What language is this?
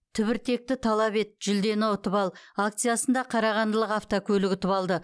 Kazakh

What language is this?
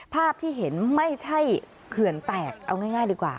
Thai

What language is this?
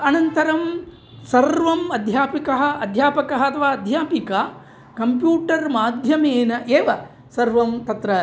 Sanskrit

